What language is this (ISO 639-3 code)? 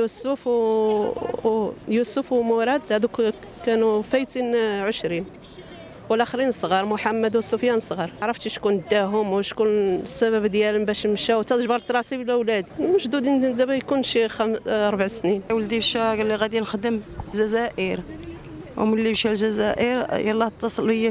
ara